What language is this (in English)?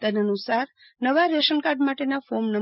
Gujarati